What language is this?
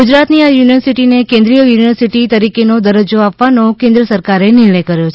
Gujarati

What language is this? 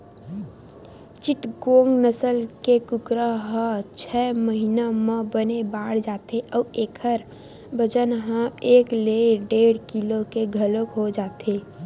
Chhattisgarhi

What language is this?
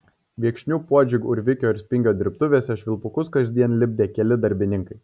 Lithuanian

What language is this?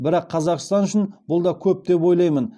Kazakh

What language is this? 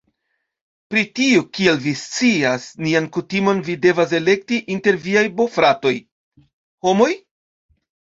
Esperanto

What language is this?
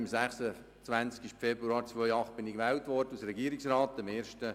Swiss German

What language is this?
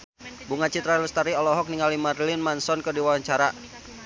Sundanese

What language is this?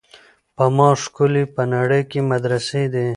Pashto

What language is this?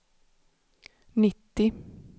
Swedish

